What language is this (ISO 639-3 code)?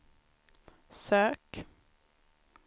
swe